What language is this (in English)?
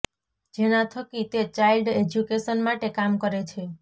Gujarati